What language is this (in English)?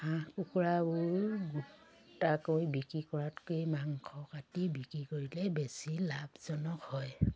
Assamese